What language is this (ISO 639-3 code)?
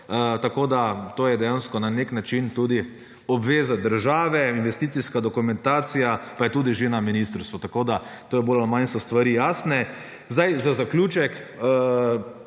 slv